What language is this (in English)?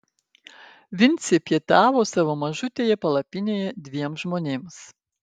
Lithuanian